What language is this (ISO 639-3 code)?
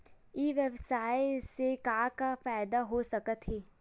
hne